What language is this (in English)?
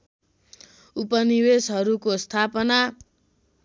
Nepali